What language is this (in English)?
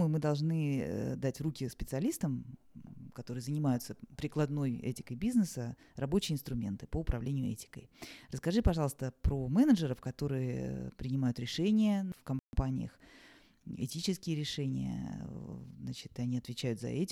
Russian